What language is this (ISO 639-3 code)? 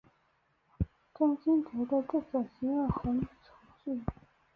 zho